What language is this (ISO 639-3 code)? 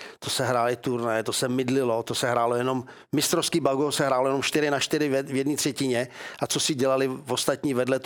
ces